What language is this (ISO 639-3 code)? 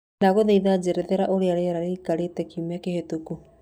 kik